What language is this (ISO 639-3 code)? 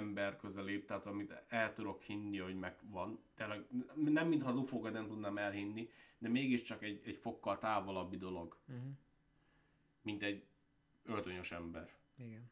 hun